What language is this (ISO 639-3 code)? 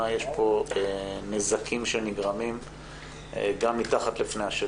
heb